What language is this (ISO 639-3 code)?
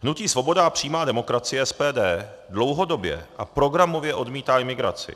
ces